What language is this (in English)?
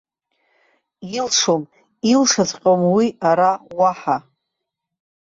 Abkhazian